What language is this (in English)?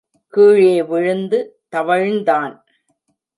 Tamil